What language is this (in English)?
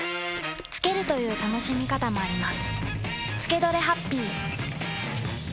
Japanese